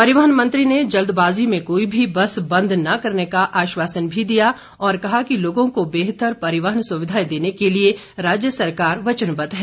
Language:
Hindi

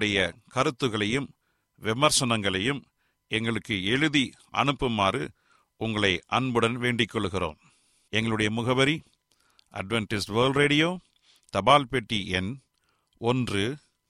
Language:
Tamil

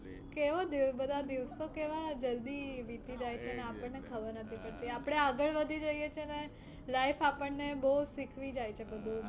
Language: Gujarati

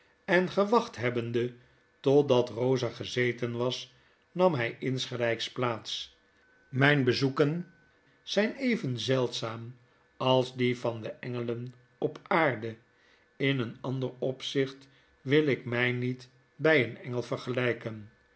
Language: Dutch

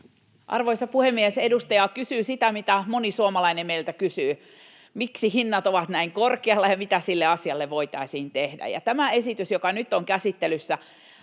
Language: Finnish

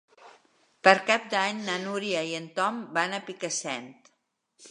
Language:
Catalan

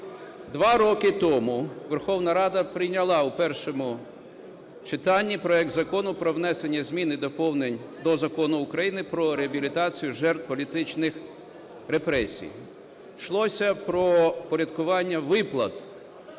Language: Ukrainian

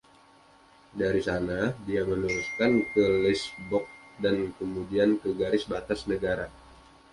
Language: Indonesian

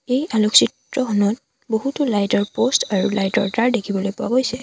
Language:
Assamese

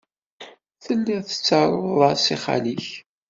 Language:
Kabyle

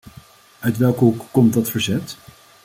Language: Dutch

